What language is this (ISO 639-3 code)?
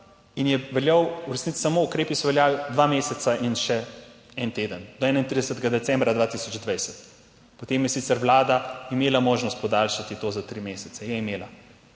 slv